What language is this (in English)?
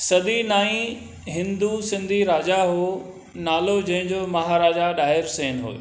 Sindhi